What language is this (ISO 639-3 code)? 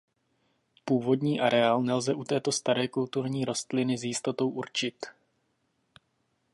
ces